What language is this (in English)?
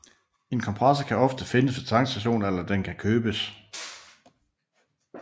Danish